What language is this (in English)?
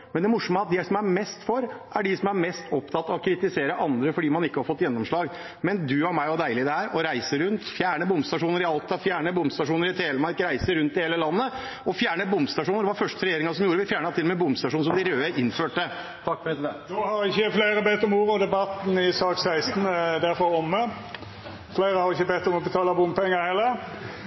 Norwegian